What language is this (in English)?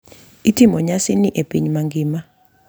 Luo (Kenya and Tanzania)